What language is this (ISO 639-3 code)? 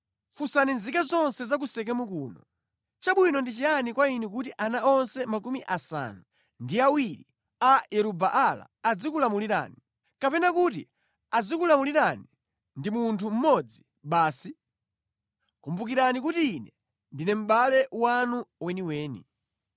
nya